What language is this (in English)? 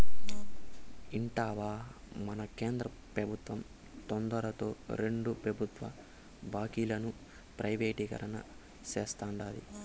Telugu